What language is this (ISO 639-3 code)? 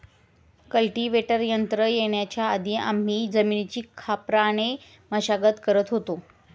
mar